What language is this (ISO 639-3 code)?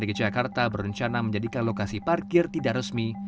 ind